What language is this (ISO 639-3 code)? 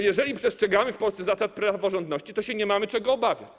pol